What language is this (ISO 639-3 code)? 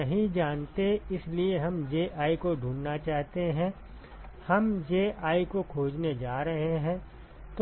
hin